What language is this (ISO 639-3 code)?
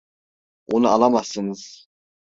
tur